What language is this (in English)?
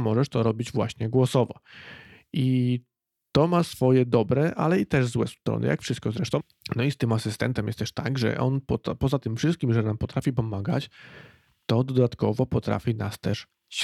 Polish